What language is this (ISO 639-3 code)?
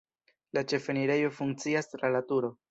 epo